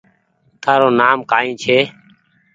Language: Goaria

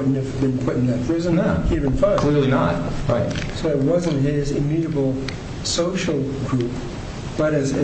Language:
English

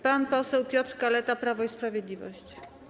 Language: Polish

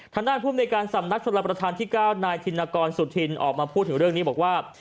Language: Thai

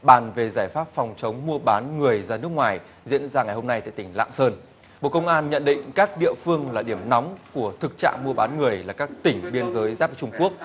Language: Vietnamese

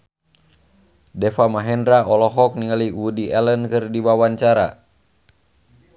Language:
Sundanese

